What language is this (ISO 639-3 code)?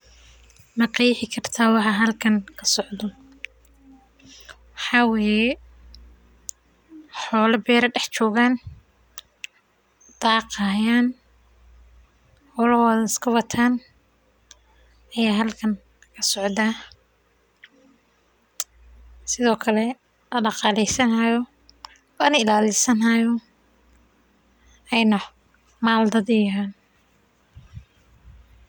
som